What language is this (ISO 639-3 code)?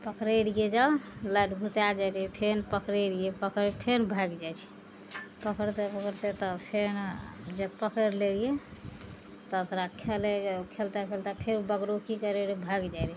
mai